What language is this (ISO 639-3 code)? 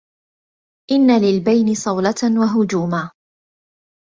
ara